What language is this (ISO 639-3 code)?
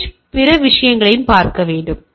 tam